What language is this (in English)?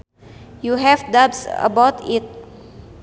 Sundanese